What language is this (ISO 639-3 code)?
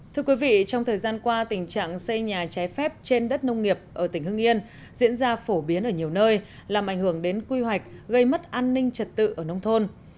vie